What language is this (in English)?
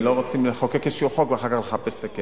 Hebrew